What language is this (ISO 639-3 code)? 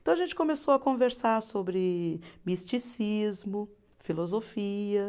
por